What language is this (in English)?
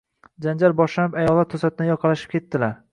Uzbek